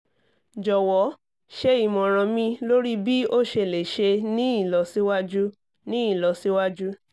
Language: Yoruba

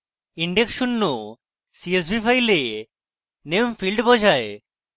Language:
Bangla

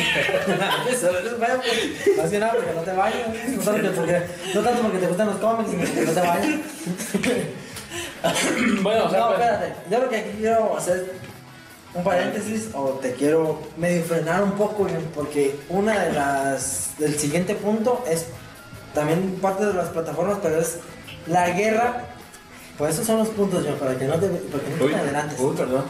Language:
Spanish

